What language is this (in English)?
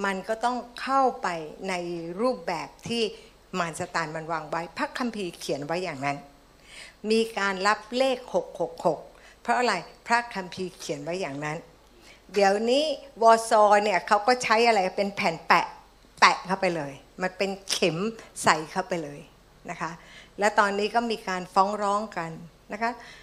Thai